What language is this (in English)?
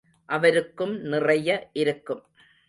Tamil